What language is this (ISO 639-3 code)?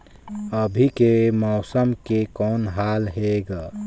hne